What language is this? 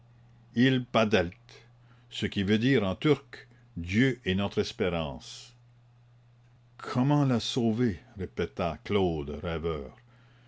French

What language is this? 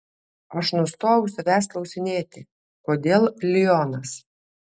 Lithuanian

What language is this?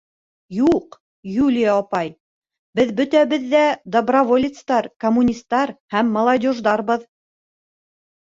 Bashkir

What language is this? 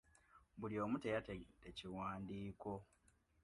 Ganda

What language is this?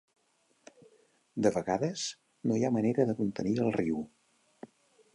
Catalan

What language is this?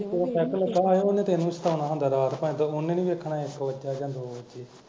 Punjabi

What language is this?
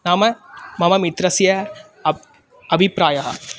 Sanskrit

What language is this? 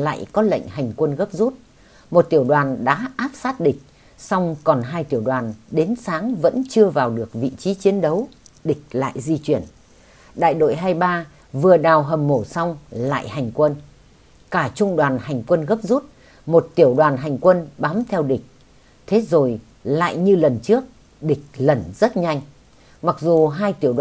Vietnamese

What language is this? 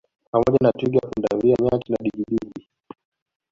Swahili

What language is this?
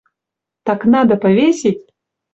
Mari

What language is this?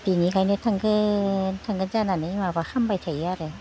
Bodo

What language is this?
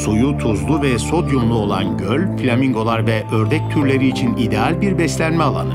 Turkish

